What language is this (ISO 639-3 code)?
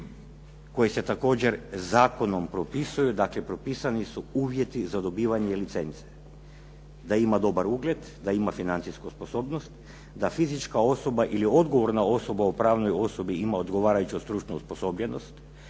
hrv